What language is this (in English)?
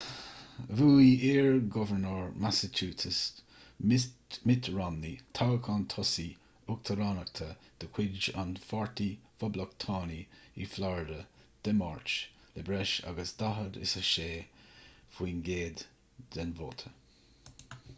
Irish